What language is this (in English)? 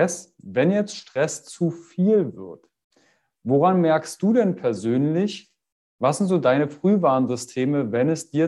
German